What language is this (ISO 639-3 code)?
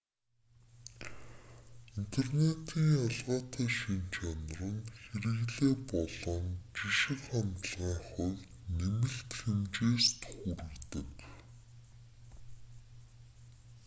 mon